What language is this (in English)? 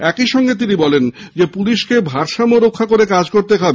Bangla